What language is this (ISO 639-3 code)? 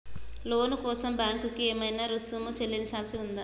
tel